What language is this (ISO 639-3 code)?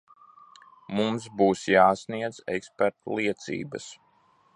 lav